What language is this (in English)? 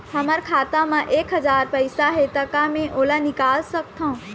Chhattisgarhi